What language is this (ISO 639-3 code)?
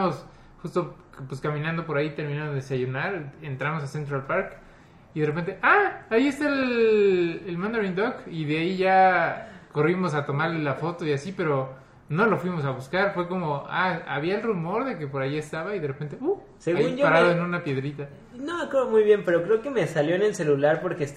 spa